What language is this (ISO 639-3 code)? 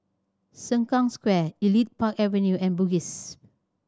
eng